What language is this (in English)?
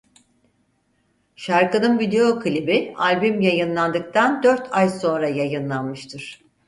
Turkish